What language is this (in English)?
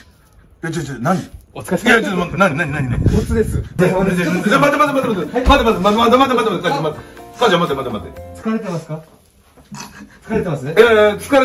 Japanese